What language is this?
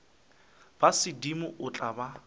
Northern Sotho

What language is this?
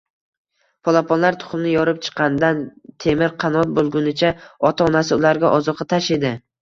Uzbek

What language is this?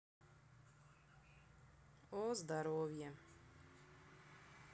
Russian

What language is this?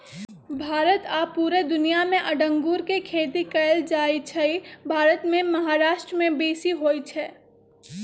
Magahi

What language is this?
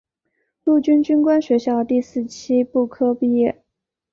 Chinese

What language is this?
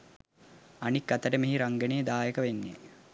Sinhala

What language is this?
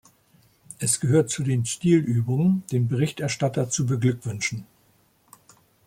German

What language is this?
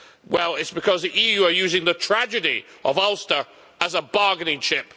English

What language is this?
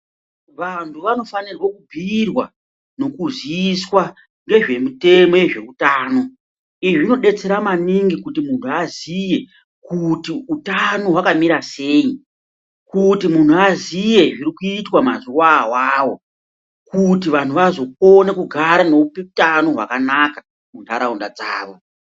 Ndau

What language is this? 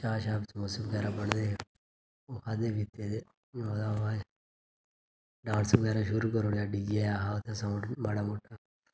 Dogri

